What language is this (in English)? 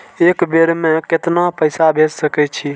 Maithili